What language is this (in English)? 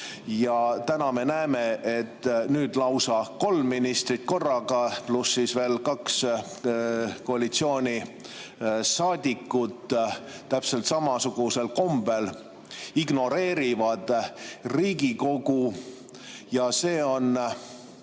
Estonian